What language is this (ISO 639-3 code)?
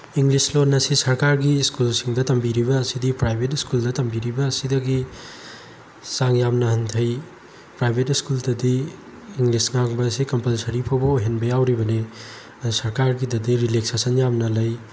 mni